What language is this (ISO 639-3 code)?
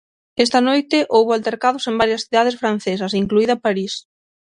glg